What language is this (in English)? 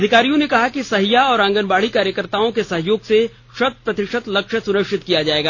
Hindi